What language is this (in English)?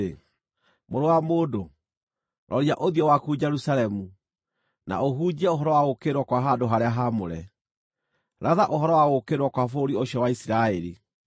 Kikuyu